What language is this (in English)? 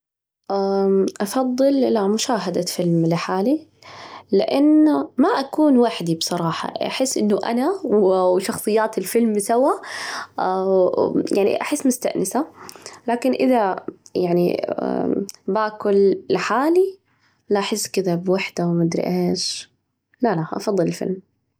Najdi Arabic